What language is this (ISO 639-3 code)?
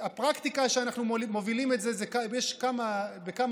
heb